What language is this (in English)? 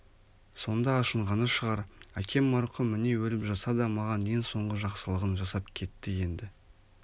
Kazakh